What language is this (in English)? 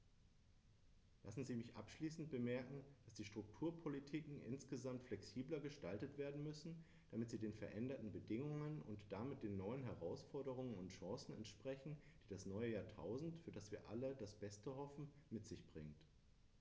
German